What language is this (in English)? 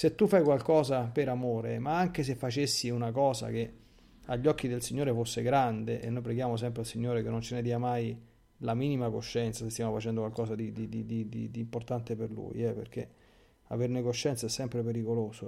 Italian